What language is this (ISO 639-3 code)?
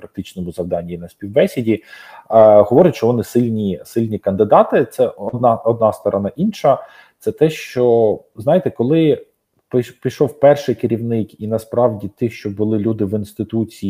ukr